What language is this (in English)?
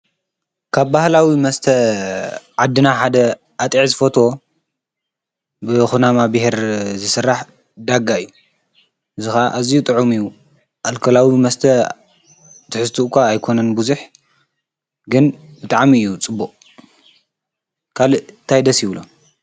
Tigrinya